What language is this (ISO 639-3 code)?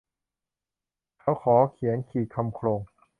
tha